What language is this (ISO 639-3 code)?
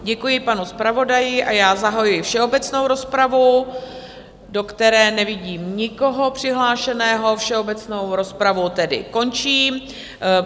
ces